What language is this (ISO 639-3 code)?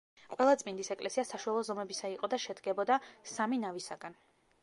kat